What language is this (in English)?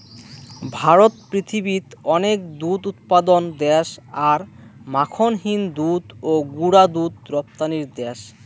Bangla